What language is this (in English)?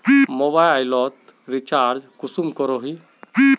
Magahi